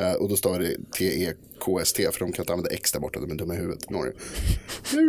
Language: Swedish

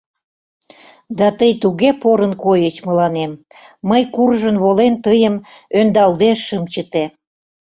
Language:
Mari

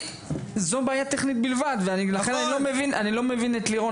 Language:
Hebrew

